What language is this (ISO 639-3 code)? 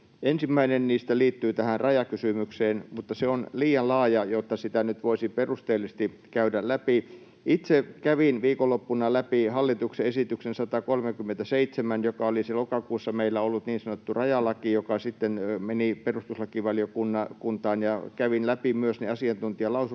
fin